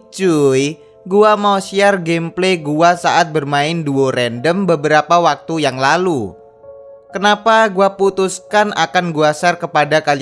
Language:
Indonesian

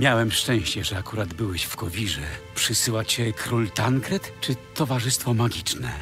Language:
Polish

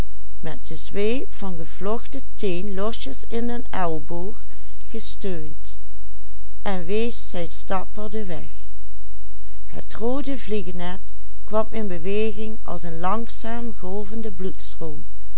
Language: Dutch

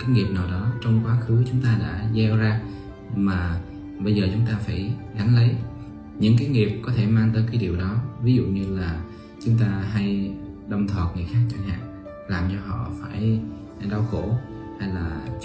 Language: Vietnamese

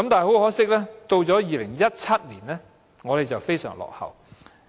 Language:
Cantonese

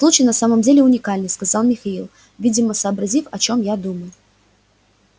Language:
Russian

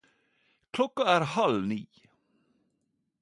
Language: Norwegian Nynorsk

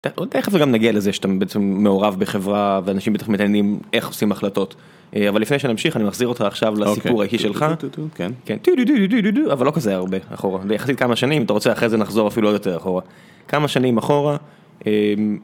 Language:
Hebrew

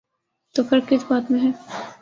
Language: Urdu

